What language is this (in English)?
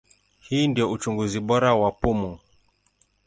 Swahili